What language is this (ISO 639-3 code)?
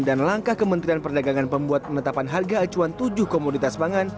ind